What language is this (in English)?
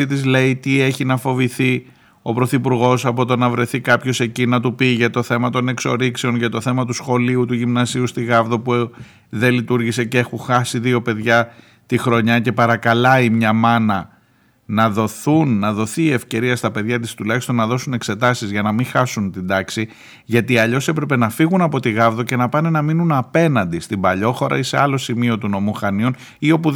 Greek